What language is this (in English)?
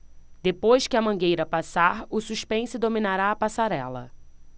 Portuguese